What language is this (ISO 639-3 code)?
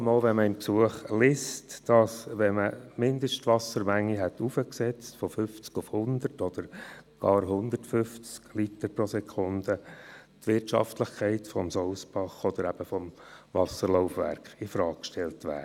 gsw